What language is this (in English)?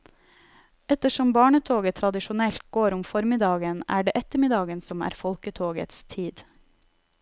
Norwegian